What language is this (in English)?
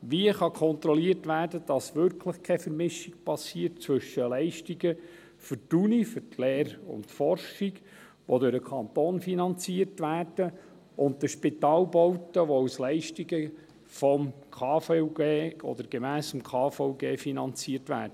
Swiss German